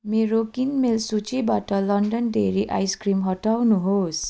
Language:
Nepali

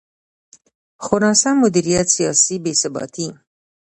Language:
Pashto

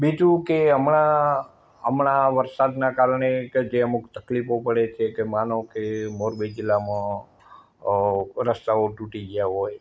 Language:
Gujarati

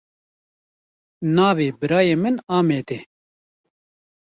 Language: Kurdish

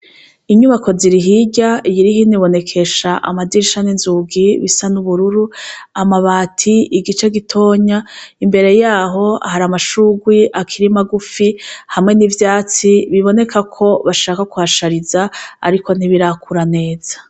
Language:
Rundi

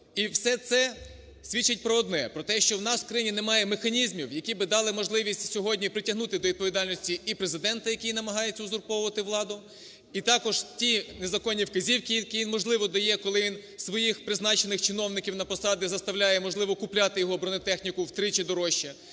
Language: Ukrainian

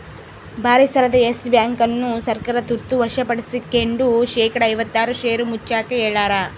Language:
Kannada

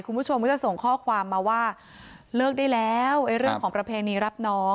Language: Thai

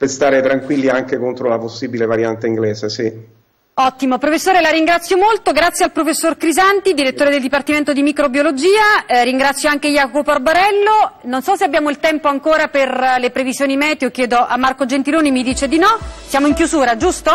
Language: Italian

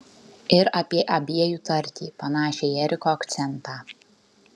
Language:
Lithuanian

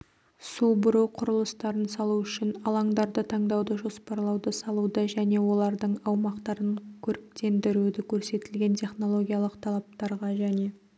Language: Kazakh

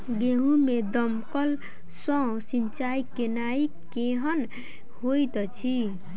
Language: Maithili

